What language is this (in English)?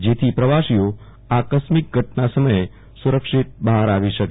Gujarati